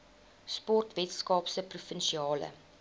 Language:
Afrikaans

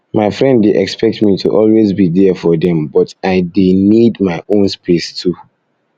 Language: Nigerian Pidgin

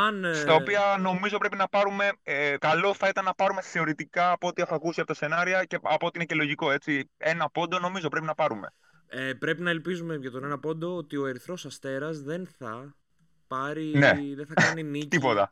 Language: Greek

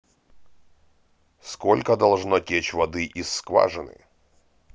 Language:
Russian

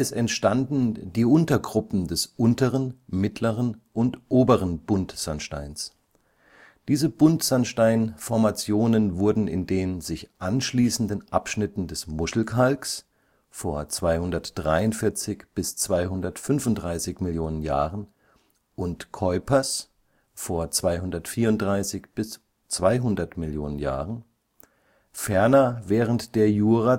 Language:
German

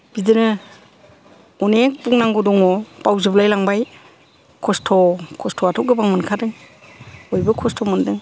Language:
Bodo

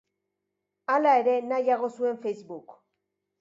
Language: Basque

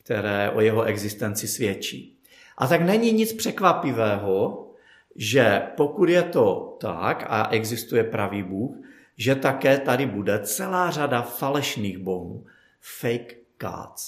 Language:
Czech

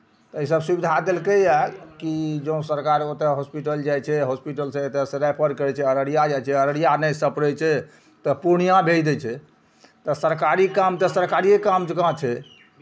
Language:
Maithili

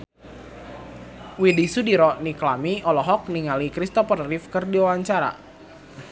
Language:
Sundanese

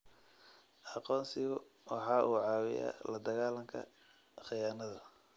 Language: Somali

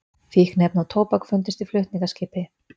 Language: Icelandic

